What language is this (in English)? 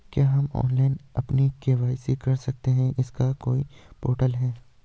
Hindi